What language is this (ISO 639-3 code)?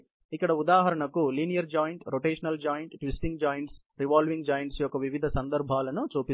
tel